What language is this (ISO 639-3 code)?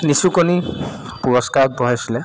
asm